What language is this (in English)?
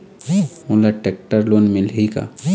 Chhattisgarhi